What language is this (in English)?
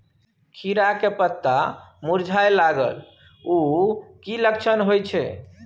Maithili